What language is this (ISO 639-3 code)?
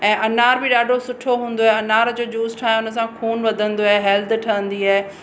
snd